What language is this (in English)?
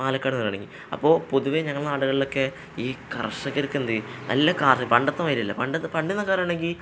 Malayalam